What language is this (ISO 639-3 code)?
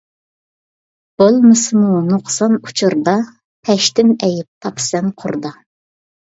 uig